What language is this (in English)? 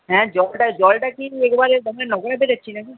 Bangla